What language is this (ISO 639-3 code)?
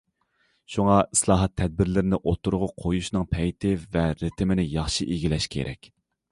uig